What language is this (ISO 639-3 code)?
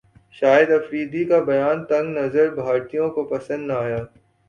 urd